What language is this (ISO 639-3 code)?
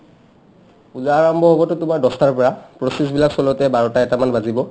asm